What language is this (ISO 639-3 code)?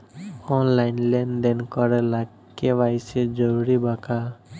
bho